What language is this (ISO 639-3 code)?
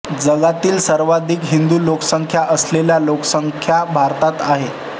mar